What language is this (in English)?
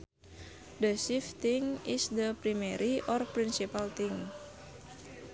Sundanese